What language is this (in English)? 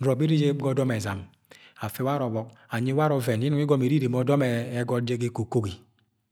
Agwagwune